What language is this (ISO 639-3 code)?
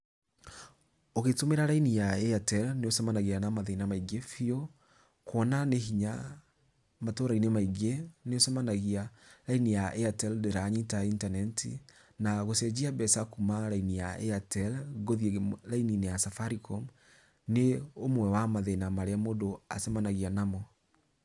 kik